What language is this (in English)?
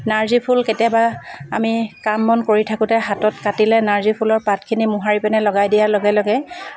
Assamese